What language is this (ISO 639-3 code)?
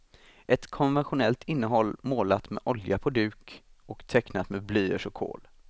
swe